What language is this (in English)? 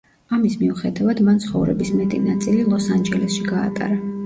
Georgian